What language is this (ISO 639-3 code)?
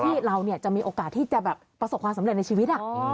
tha